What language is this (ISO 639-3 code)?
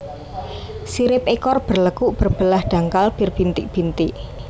jav